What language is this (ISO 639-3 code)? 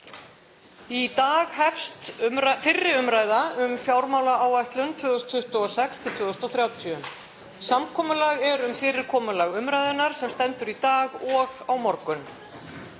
isl